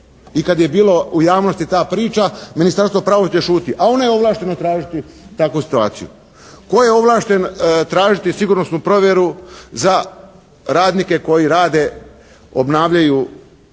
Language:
Croatian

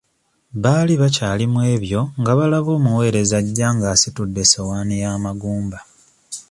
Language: Ganda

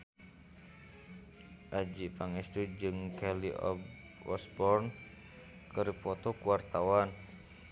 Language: Sundanese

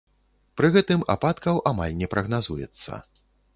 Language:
Belarusian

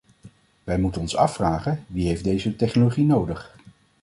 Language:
Dutch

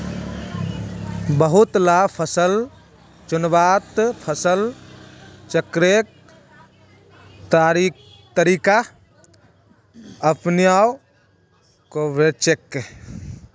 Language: Magahi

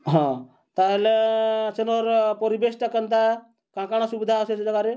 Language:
Odia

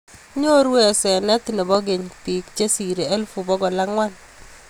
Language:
Kalenjin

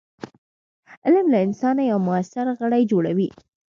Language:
Pashto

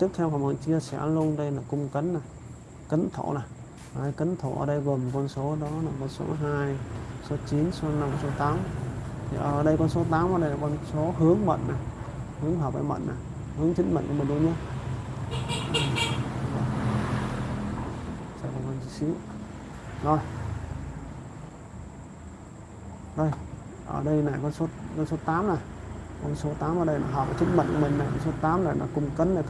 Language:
Vietnamese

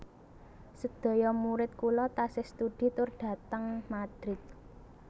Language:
Javanese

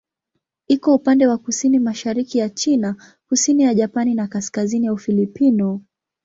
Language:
Swahili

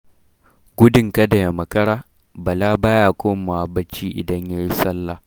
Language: Hausa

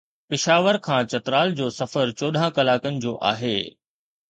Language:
Sindhi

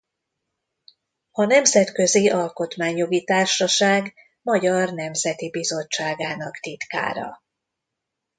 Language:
Hungarian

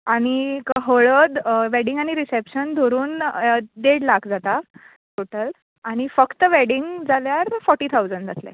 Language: Konkani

